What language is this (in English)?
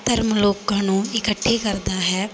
Punjabi